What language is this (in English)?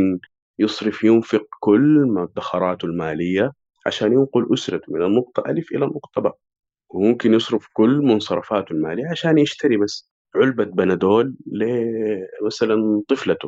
Arabic